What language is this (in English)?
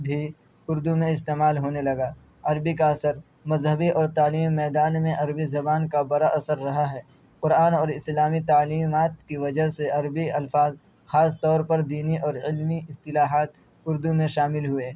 Urdu